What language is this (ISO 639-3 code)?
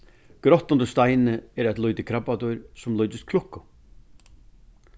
fao